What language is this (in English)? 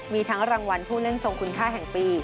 Thai